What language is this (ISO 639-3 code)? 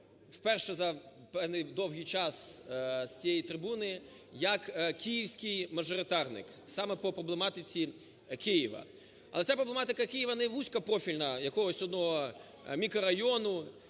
ukr